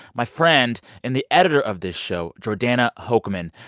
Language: English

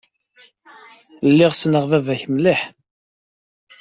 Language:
Kabyle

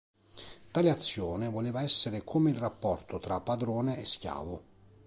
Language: Italian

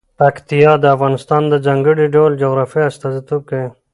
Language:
Pashto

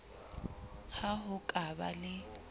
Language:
Southern Sotho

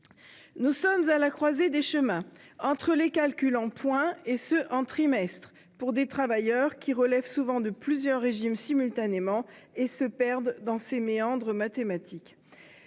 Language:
French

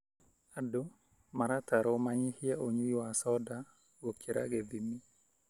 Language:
Kikuyu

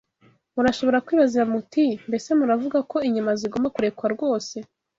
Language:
Kinyarwanda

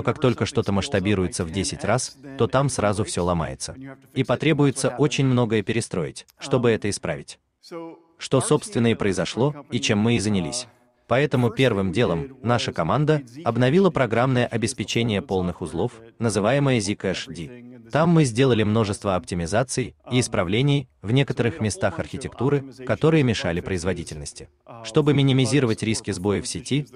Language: Russian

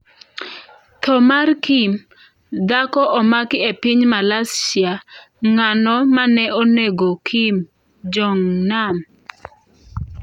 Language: Luo (Kenya and Tanzania)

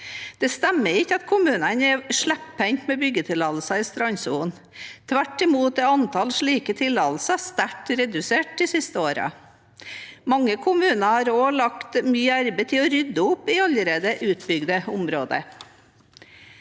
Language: Norwegian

